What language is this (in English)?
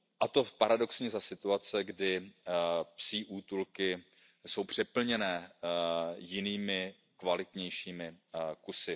Czech